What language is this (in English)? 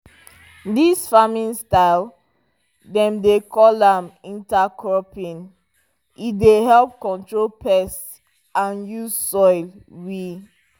Nigerian Pidgin